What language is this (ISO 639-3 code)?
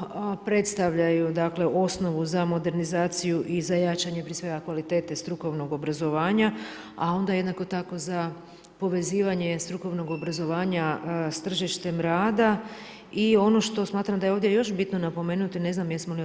hrv